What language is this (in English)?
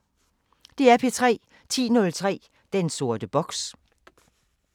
Danish